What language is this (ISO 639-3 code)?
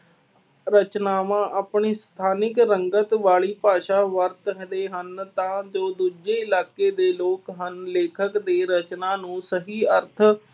pan